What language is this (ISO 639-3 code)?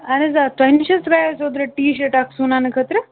kas